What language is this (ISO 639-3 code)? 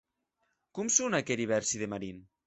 oci